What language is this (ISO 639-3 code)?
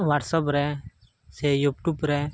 sat